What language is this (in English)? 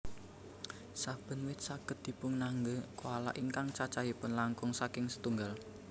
Javanese